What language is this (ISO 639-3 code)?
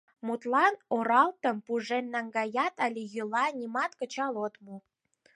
chm